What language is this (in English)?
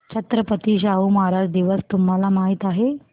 Marathi